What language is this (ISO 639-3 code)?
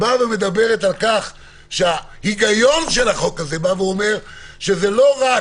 heb